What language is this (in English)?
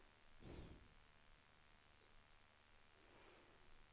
Swedish